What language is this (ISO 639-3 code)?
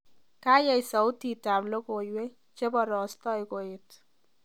kln